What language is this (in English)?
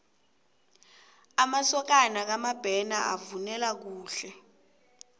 South Ndebele